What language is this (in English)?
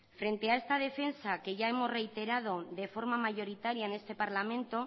Spanish